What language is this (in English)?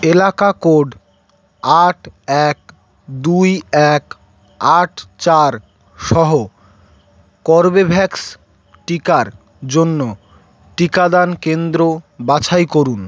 Bangla